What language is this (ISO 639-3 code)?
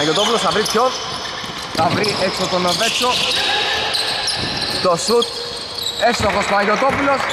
ell